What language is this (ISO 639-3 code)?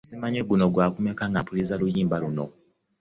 lug